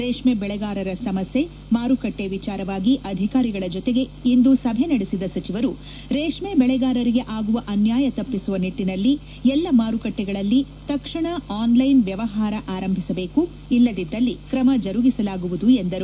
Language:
Kannada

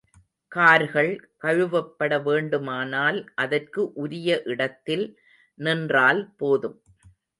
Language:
Tamil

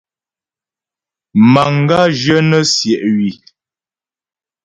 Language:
Ghomala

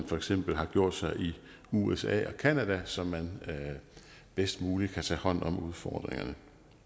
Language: Danish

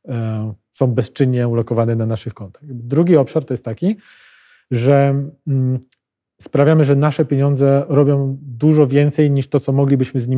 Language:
Polish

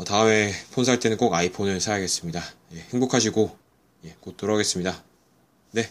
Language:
Korean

